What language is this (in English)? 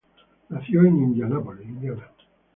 Spanish